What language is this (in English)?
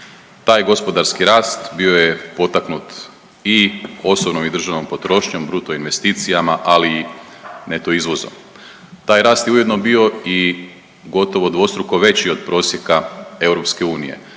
Croatian